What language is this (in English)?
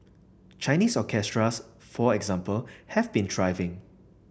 English